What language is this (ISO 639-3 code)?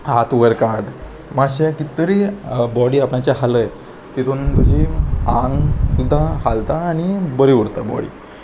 kok